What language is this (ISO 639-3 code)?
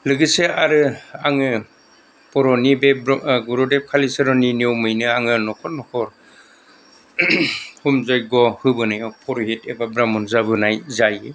brx